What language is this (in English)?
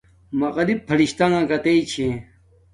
Domaaki